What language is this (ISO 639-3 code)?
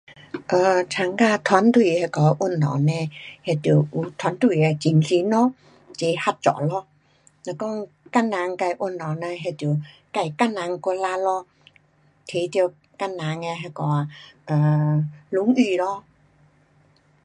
cpx